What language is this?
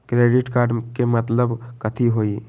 Magahi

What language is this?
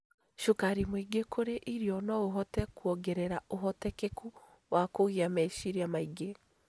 Kikuyu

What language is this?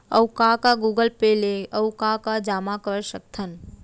Chhattisgarhi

